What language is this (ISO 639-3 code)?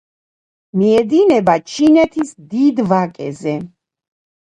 kat